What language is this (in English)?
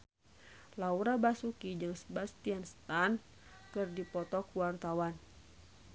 Sundanese